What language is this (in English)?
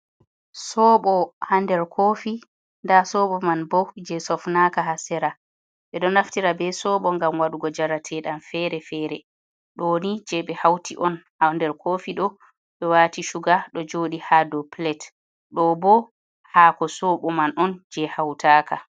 Fula